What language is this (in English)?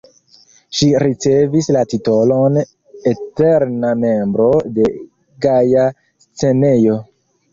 Esperanto